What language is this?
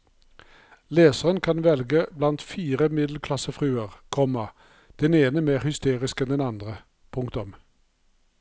Norwegian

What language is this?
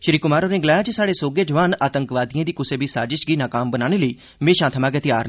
Dogri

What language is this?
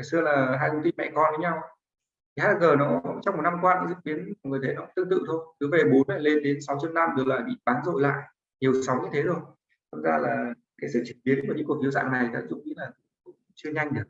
Vietnamese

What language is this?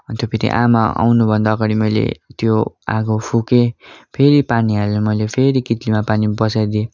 Nepali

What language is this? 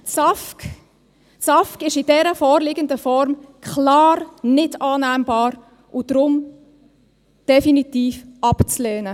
Swiss German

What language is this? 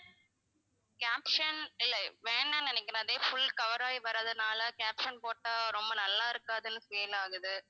Tamil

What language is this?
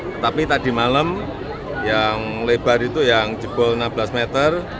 Indonesian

